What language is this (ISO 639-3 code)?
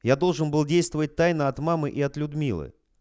rus